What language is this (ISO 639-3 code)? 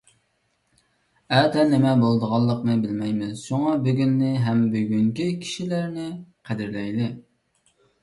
uig